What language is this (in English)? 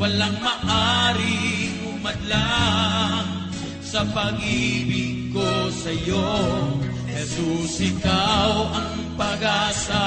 Filipino